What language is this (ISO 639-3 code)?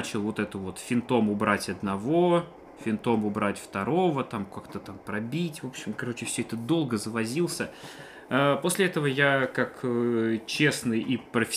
rus